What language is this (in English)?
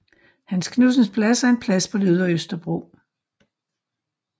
Danish